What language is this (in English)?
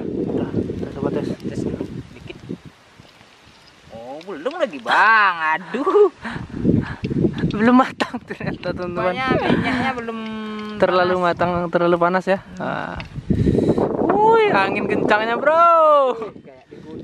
Indonesian